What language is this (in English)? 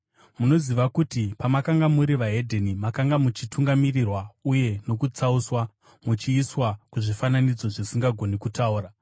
Shona